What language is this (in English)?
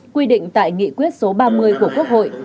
Vietnamese